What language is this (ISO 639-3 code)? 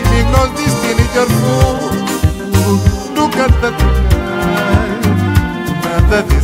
ron